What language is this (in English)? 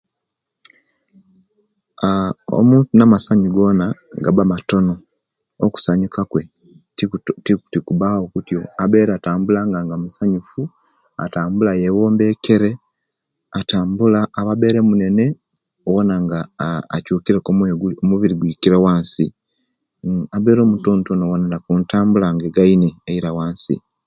Kenyi